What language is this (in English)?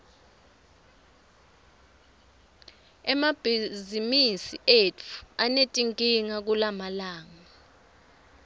Swati